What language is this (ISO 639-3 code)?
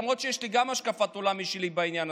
heb